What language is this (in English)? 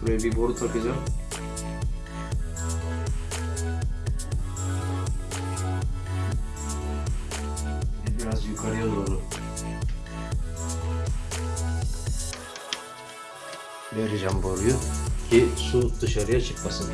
Turkish